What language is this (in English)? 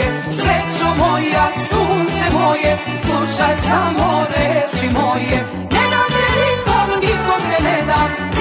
Romanian